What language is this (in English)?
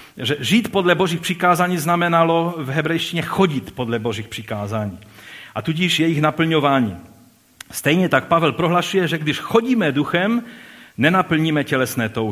Czech